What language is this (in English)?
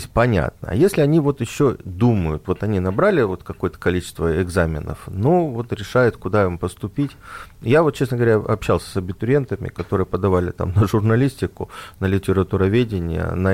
Russian